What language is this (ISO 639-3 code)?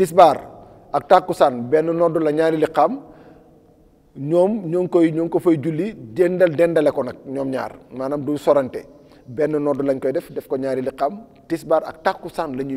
ara